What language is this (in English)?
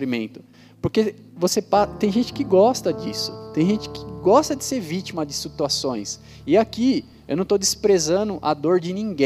Portuguese